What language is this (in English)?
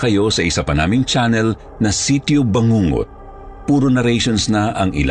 Filipino